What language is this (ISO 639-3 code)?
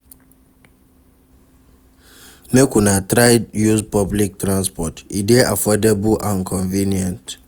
pcm